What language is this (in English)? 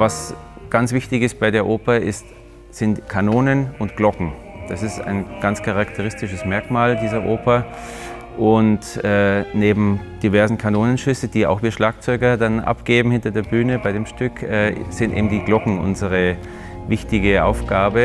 German